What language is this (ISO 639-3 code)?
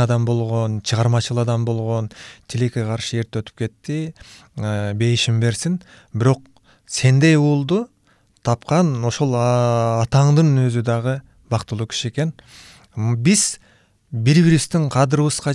tur